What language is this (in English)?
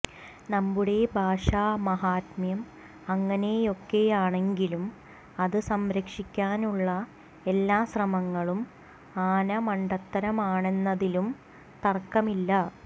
Malayalam